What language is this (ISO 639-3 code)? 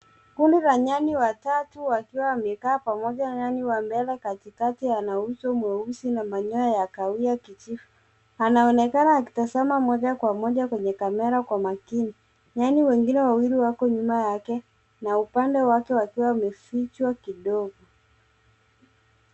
swa